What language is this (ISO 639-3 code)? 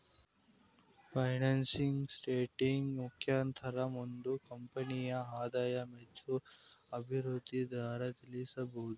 kan